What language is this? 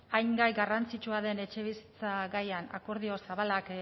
Basque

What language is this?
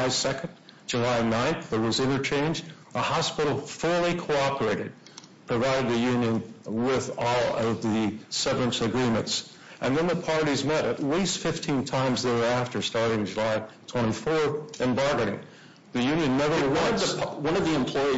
English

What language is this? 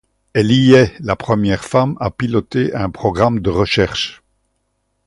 French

